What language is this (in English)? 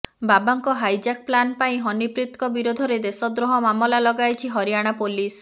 Odia